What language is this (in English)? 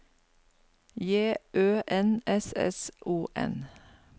Norwegian